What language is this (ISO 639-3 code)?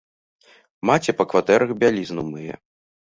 bel